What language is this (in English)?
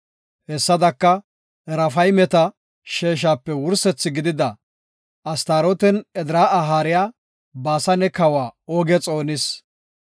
Gofa